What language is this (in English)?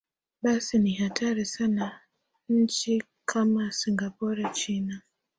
Swahili